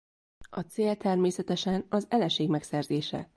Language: Hungarian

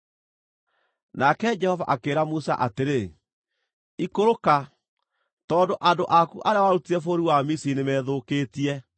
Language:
Kikuyu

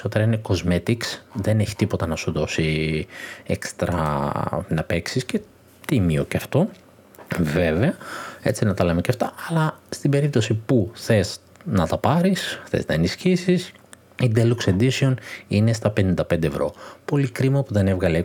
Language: Greek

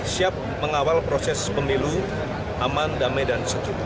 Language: Indonesian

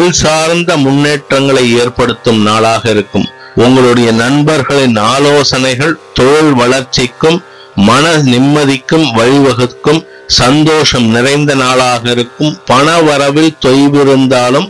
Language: Tamil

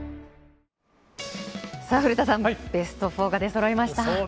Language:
Japanese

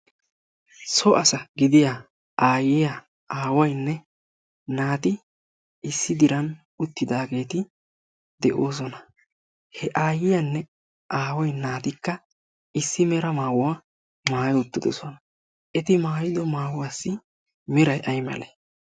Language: Wolaytta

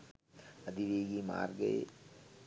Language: Sinhala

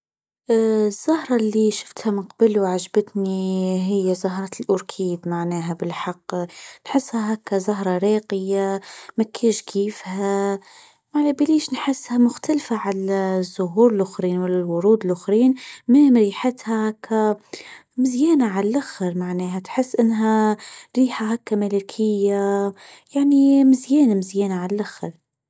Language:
Tunisian Arabic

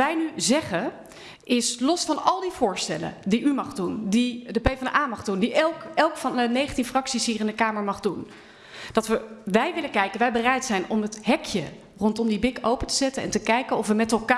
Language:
Dutch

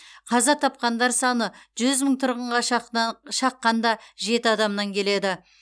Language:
Kazakh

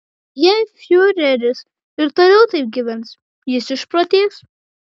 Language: Lithuanian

